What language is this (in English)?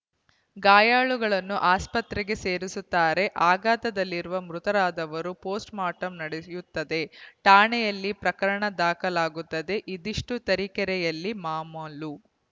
Kannada